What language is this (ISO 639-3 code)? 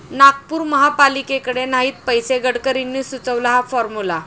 mar